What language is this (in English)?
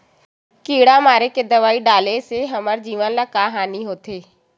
Chhattisgarhi